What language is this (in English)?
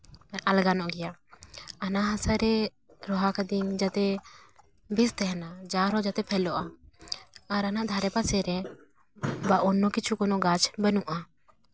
Santali